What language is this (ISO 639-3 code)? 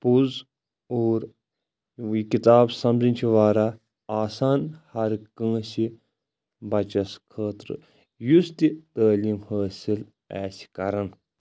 kas